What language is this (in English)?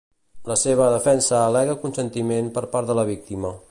Catalan